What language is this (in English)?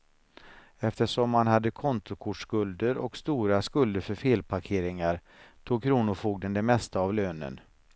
Swedish